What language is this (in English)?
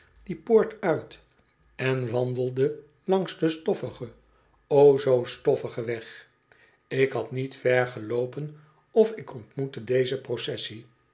Dutch